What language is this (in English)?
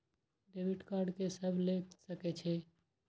Maithili